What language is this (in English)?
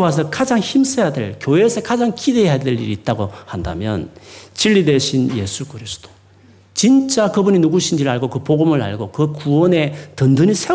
Korean